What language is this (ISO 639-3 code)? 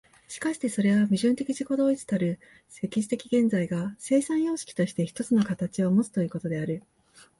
jpn